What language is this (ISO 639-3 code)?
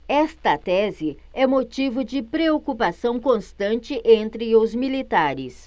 por